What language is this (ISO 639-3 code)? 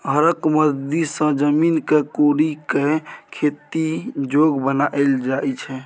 mai